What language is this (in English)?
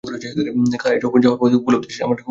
Bangla